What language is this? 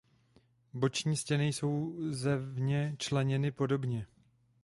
Czech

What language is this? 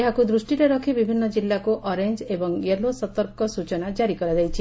Odia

